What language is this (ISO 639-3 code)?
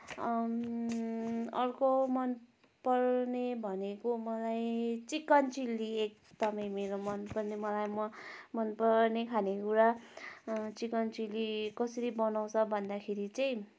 nep